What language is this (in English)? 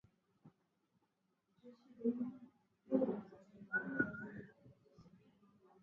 Swahili